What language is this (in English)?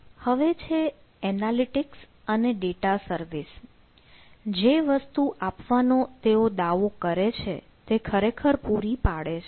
Gujarati